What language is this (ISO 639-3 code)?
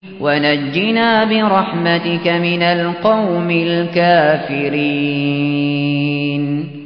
ara